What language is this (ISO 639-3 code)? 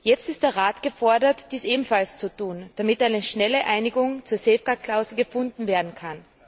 deu